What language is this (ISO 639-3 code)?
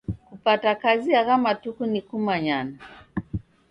dav